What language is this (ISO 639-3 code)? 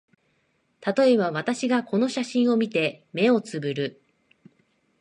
jpn